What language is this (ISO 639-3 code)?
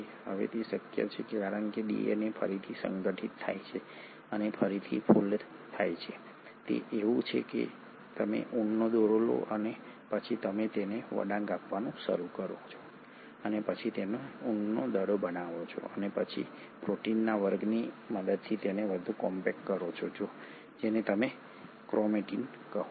guj